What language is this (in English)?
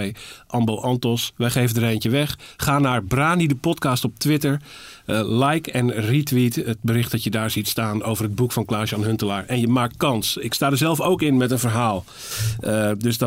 Dutch